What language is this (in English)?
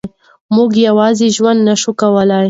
Pashto